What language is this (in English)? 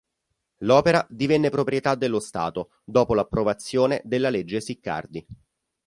Italian